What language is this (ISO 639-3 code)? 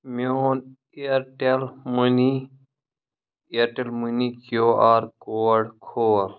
kas